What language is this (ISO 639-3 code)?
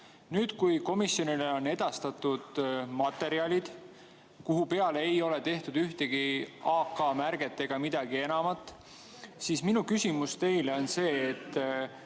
est